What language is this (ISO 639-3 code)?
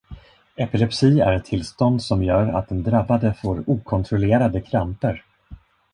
swe